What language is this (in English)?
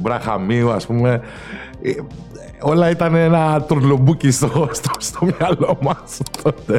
Greek